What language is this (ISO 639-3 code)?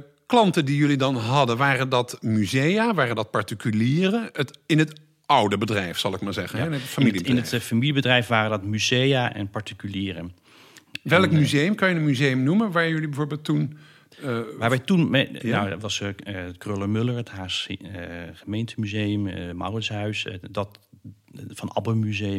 nld